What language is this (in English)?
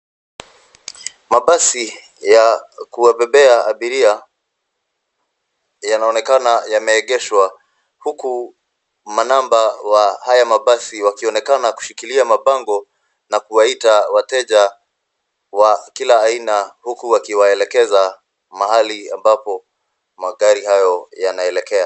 Swahili